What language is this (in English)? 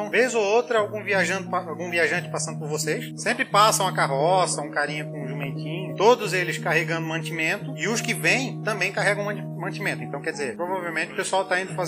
Portuguese